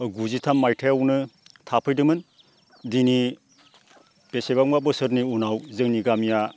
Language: Bodo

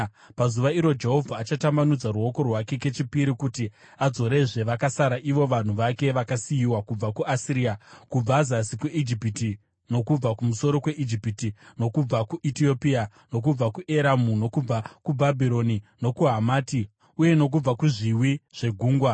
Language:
Shona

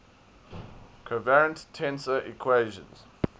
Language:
English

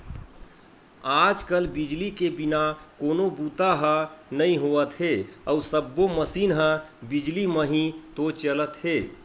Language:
Chhattisgarhi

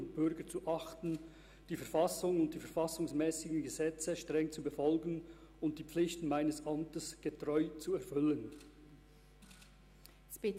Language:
Swiss German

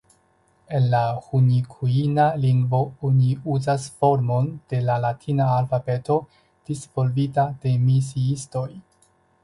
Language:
Esperanto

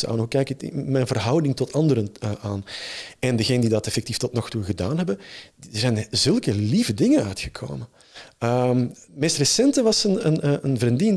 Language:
Dutch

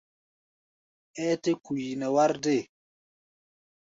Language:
Gbaya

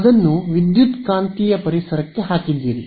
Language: Kannada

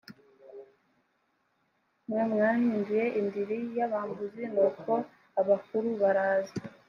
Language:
Kinyarwanda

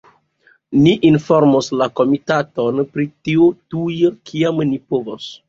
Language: Esperanto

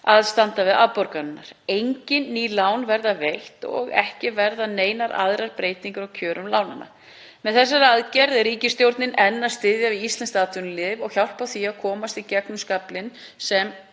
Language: Icelandic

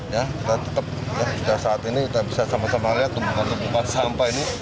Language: Indonesian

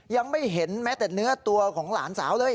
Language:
Thai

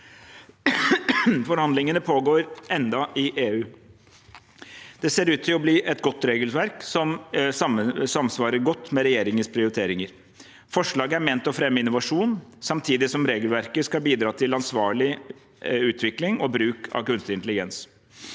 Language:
Norwegian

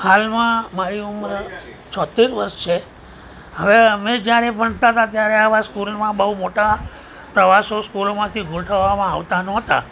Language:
Gujarati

